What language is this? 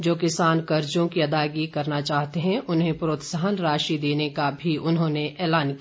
Hindi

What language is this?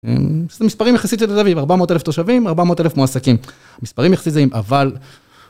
Hebrew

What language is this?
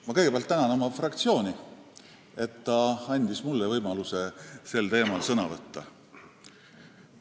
Estonian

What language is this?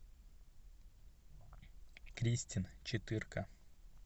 Russian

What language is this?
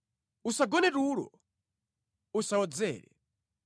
Nyanja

